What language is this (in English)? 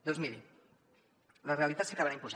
Catalan